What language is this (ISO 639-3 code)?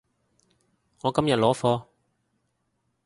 yue